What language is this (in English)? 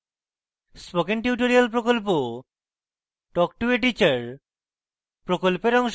Bangla